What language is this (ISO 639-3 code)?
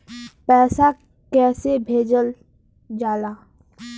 bho